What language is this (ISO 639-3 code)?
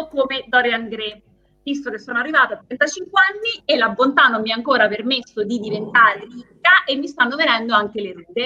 ita